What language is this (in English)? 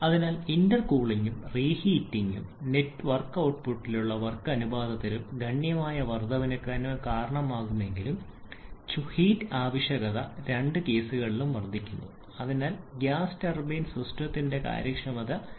Malayalam